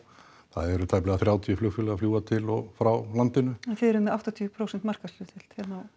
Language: Icelandic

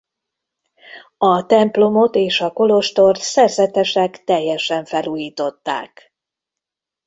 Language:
Hungarian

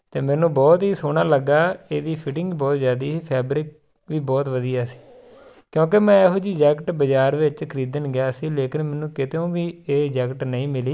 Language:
Punjabi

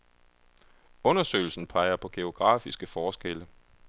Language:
Danish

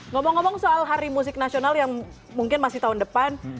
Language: Indonesian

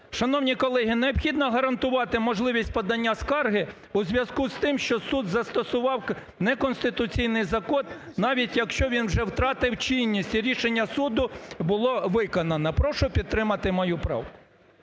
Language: Ukrainian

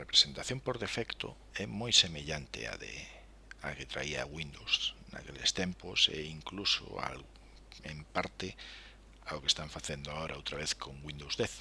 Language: Spanish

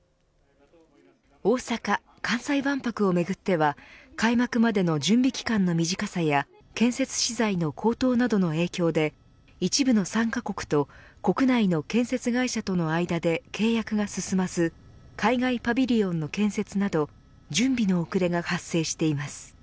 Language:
Japanese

